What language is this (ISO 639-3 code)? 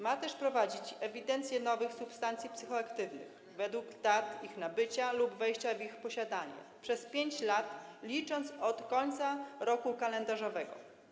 pol